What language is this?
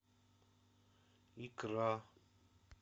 Russian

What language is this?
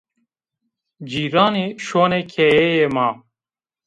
Zaza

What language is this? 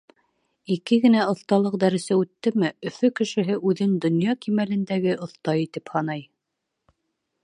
Bashkir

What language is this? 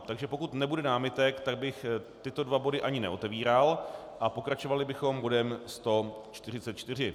Czech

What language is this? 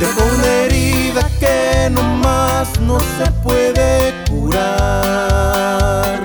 Spanish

